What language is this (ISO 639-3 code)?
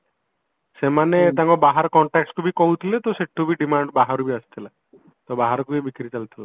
ori